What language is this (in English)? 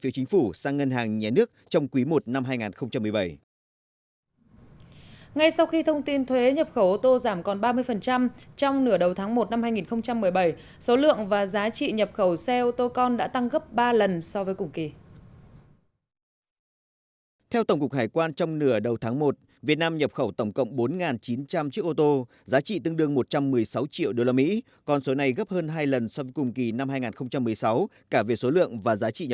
Vietnamese